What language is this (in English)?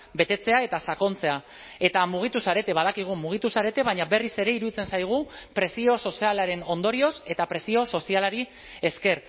Basque